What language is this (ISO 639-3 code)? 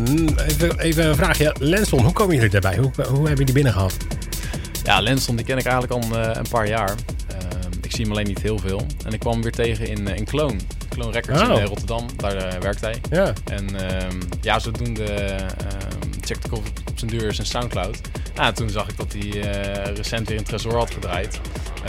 nld